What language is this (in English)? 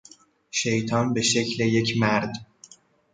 Persian